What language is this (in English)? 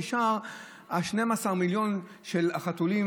Hebrew